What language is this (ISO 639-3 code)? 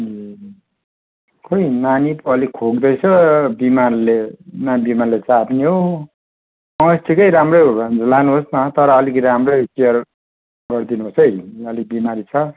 nep